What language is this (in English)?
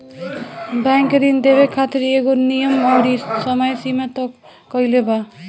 Bhojpuri